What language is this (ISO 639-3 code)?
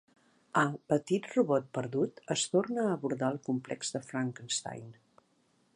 cat